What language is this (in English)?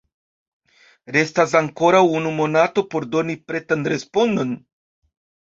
Esperanto